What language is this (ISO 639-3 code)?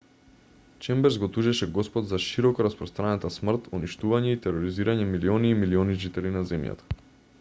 mkd